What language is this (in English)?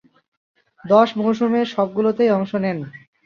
Bangla